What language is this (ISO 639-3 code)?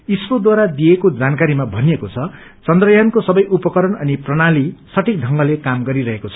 nep